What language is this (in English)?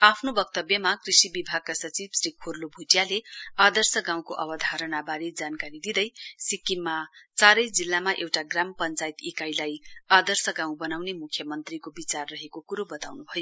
Nepali